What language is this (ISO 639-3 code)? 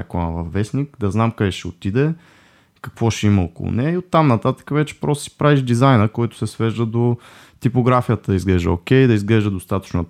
bul